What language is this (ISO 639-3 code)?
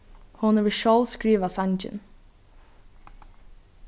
fao